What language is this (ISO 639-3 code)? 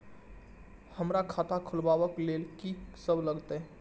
mai